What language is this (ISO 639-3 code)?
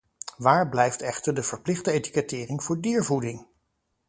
nld